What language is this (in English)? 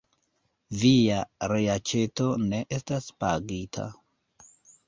Esperanto